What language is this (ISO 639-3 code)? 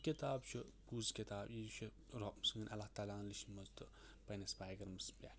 kas